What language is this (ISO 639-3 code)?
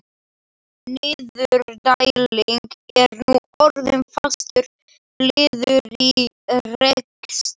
isl